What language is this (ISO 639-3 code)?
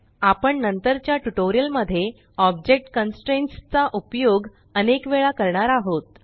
mar